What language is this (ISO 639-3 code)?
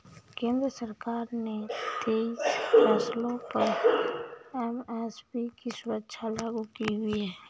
hin